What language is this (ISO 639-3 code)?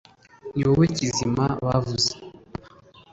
kin